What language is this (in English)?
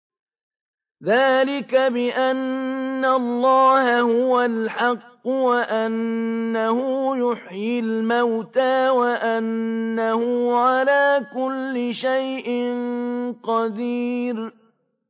Arabic